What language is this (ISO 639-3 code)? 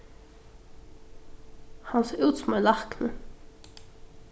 fao